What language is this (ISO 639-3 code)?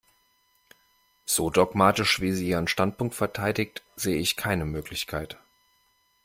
deu